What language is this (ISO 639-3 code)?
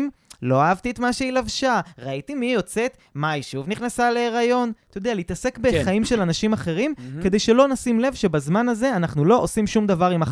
heb